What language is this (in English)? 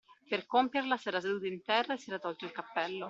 Italian